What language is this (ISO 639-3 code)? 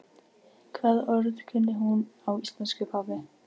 isl